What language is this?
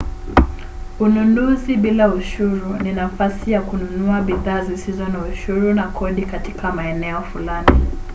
Swahili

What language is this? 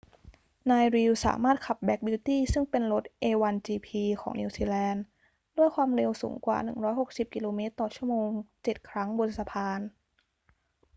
Thai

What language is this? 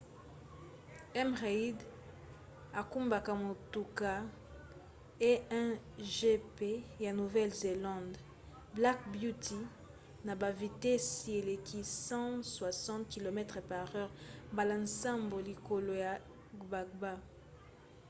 Lingala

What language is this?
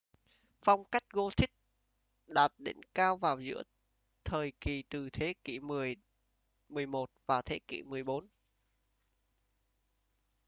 Vietnamese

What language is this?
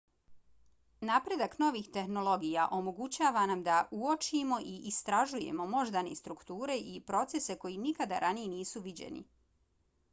Bosnian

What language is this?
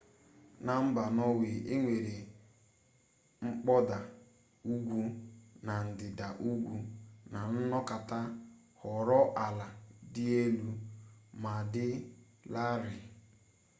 Igbo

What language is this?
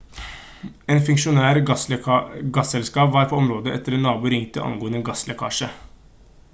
Norwegian Bokmål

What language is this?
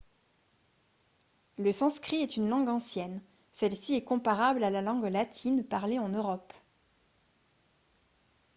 French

